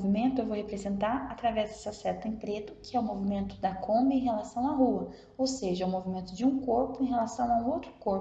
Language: Portuguese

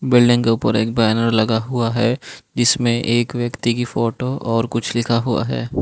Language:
Hindi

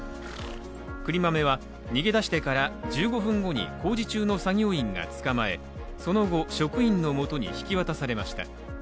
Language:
Japanese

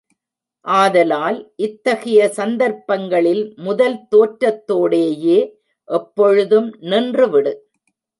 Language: Tamil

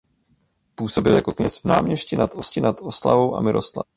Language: Czech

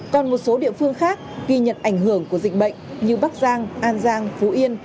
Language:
Vietnamese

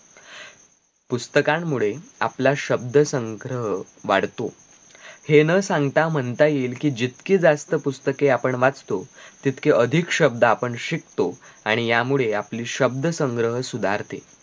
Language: Marathi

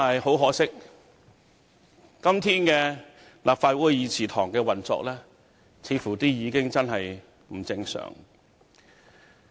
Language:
Cantonese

